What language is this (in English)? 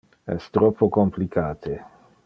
Interlingua